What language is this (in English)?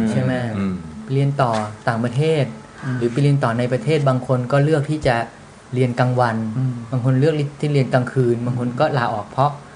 Thai